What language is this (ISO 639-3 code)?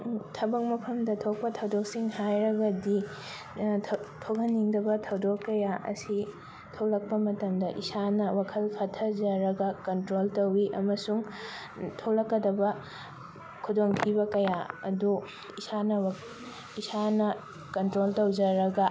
mni